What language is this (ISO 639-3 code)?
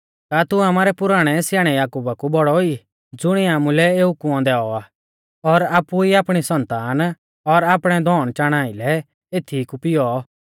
bfz